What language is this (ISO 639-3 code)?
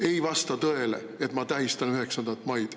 est